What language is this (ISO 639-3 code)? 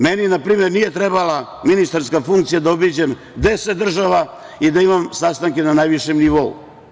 srp